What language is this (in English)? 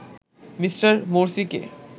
Bangla